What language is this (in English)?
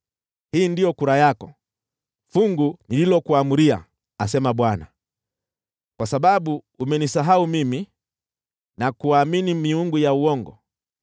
Swahili